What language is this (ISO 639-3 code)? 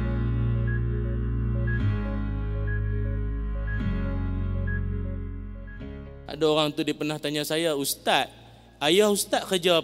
msa